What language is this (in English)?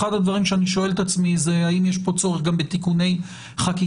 Hebrew